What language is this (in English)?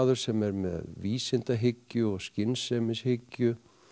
Icelandic